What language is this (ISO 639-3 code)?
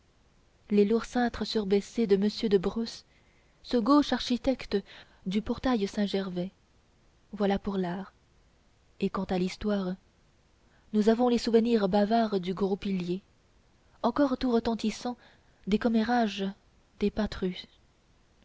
fra